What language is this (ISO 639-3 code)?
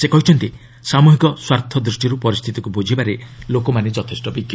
ori